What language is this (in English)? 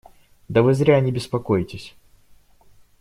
Russian